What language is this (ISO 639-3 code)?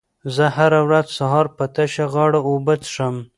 pus